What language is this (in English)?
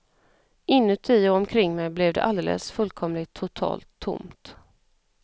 Swedish